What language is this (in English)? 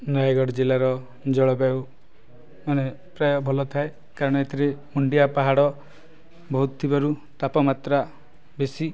Odia